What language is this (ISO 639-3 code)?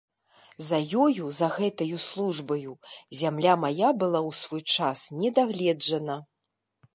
bel